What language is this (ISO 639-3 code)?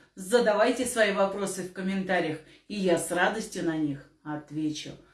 rus